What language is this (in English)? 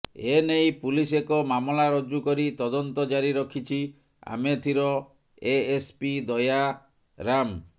Odia